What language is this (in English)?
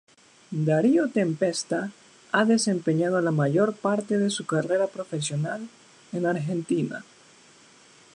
Spanish